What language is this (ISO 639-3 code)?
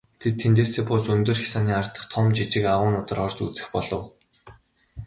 mon